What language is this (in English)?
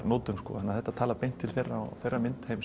Icelandic